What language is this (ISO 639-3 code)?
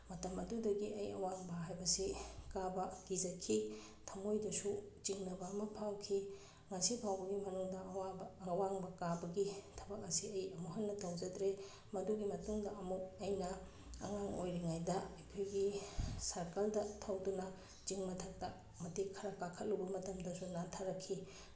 mni